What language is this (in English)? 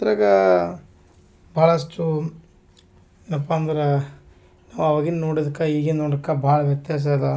Kannada